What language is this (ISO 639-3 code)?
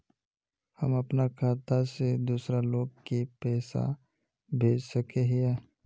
mag